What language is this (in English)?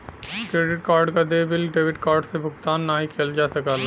Bhojpuri